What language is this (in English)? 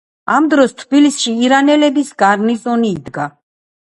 Georgian